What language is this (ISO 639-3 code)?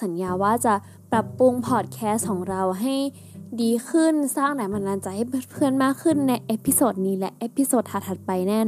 tha